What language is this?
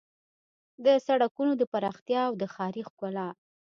Pashto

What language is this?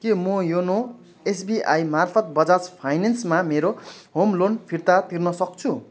Nepali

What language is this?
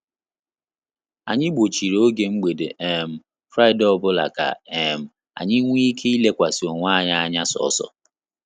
Igbo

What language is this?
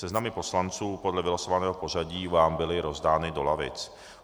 Czech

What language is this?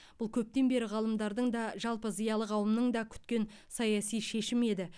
Kazakh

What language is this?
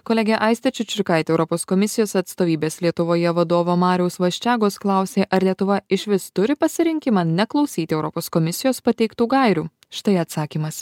Lithuanian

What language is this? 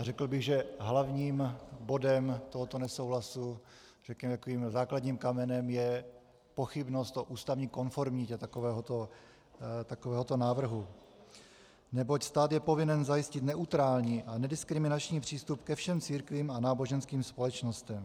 Czech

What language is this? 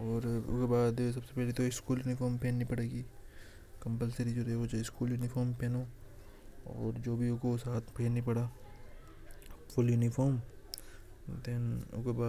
Hadothi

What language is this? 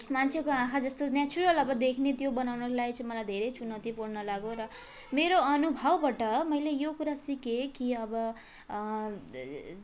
Nepali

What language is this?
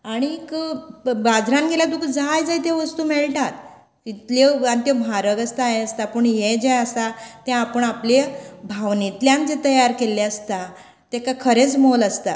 Konkani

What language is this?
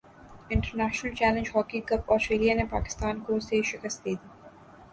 Urdu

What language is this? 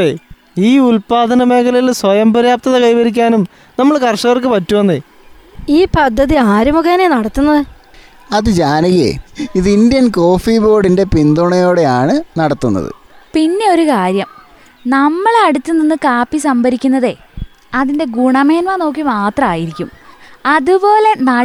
Malayalam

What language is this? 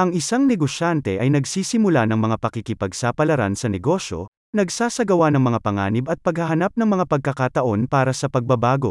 Filipino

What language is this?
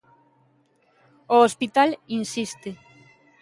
Galician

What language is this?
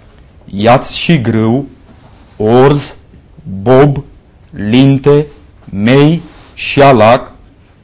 Romanian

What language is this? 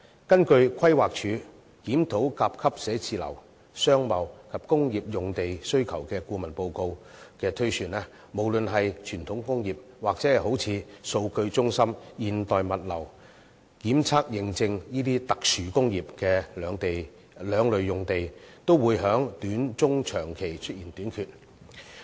Cantonese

